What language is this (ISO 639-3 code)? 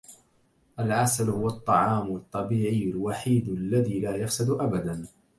ara